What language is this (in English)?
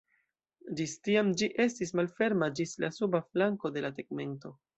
Esperanto